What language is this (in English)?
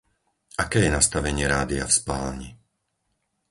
Slovak